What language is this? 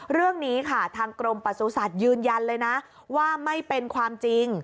Thai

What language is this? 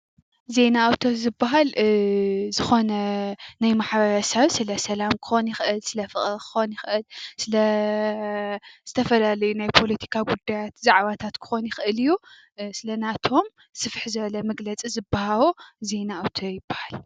Tigrinya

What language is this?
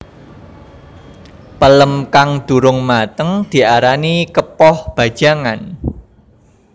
Javanese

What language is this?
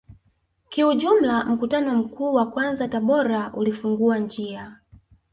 Swahili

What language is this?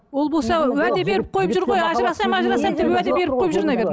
Kazakh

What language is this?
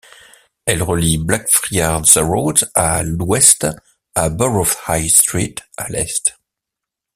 French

